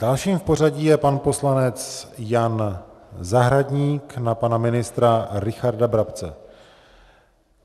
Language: Czech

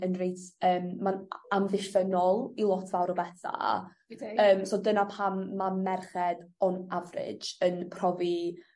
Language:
Welsh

